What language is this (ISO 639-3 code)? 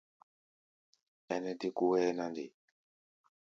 gba